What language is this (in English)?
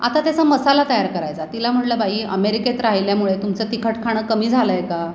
Marathi